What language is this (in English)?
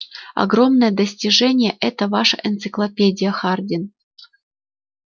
Russian